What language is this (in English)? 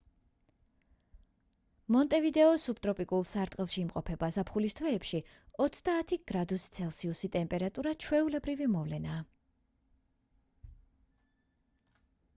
Georgian